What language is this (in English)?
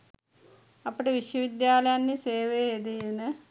Sinhala